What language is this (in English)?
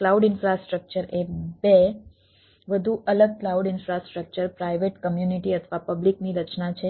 Gujarati